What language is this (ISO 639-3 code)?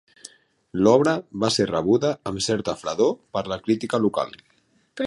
cat